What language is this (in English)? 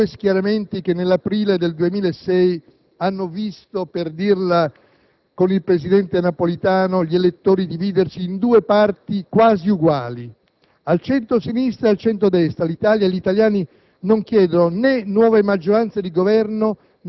Italian